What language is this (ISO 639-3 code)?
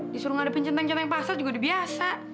ind